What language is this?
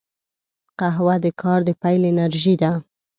Pashto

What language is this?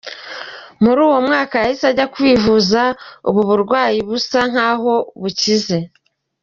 Kinyarwanda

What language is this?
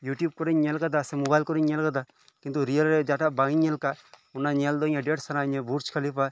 Santali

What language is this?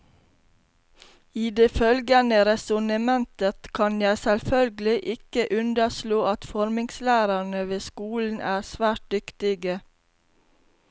Norwegian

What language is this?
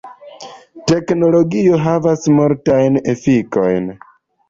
Esperanto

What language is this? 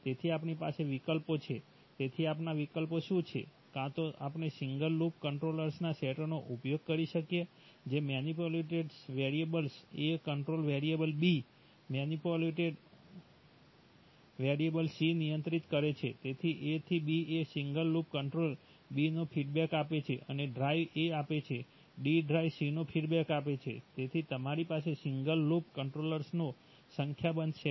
Gujarati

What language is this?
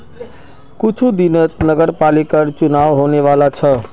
Magahi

